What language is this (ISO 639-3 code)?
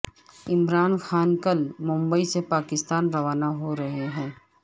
urd